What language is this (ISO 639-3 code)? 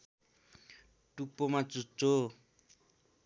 nep